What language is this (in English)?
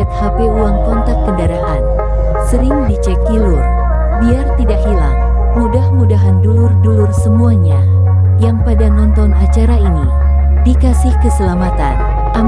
Indonesian